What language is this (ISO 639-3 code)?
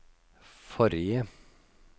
nor